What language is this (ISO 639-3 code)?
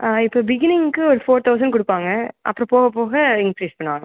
tam